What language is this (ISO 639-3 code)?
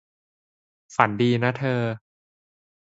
tha